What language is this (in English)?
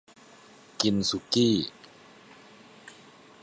Thai